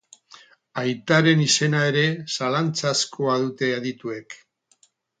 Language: Basque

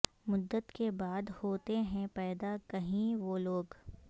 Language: Urdu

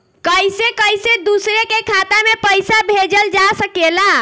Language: Bhojpuri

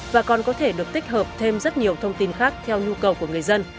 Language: Vietnamese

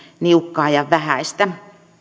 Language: Finnish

